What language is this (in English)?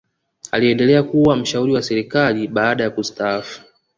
Swahili